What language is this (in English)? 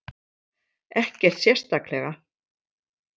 Icelandic